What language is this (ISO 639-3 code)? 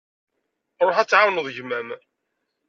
kab